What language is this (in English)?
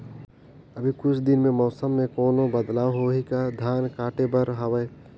Chhattisgarhi